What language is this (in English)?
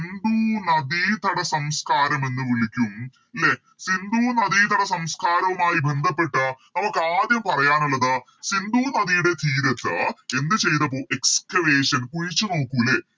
Malayalam